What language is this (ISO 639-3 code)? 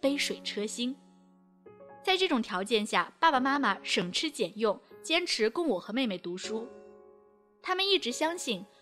zho